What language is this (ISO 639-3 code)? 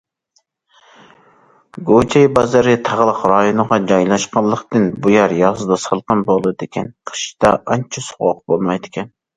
uig